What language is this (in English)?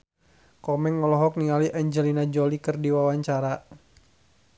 Sundanese